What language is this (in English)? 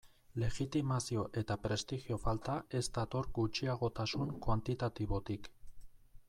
Basque